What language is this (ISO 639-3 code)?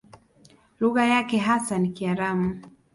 swa